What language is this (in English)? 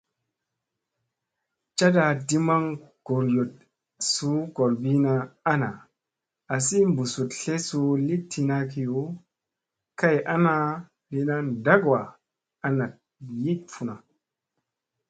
Musey